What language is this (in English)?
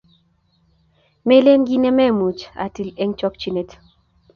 Kalenjin